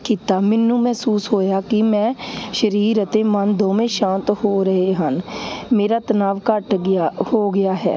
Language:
Punjabi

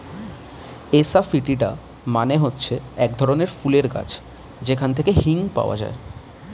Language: Bangla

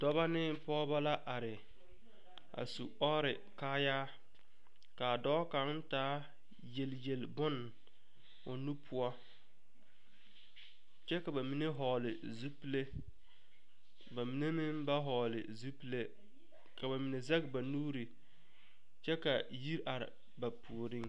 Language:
Southern Dagaare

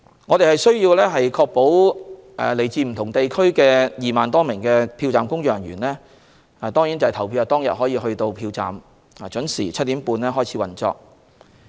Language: Cantonese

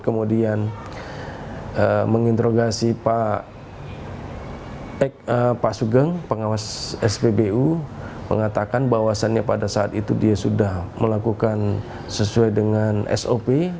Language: Indonesian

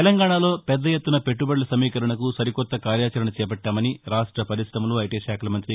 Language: Telugu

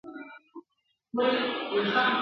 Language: Pashto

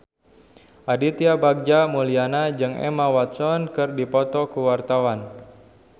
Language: Sundanese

